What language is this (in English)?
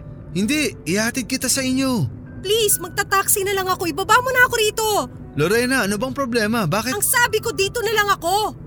Filipino